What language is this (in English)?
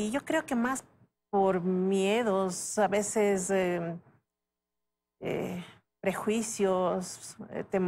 Spanish